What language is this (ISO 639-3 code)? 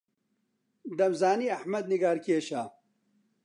ckb